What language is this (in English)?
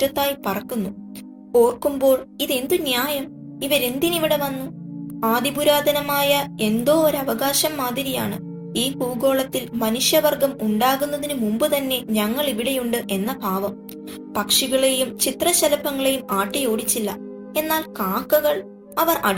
Malayalam